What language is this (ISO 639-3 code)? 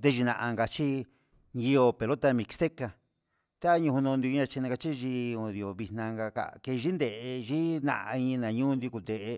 mxs